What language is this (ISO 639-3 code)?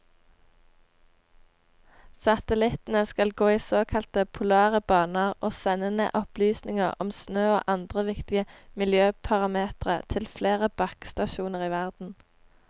nor